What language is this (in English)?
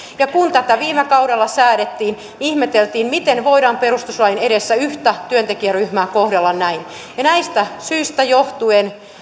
Finnish